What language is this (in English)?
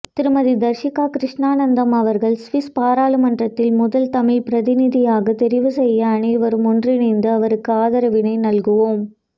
Tamil